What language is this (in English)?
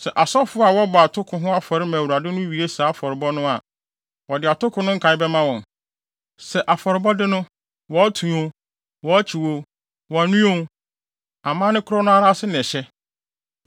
Akan